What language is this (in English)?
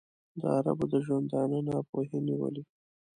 Pashto